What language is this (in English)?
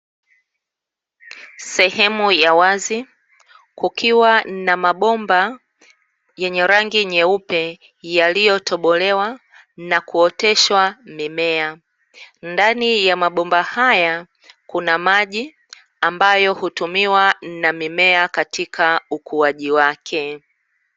Swahili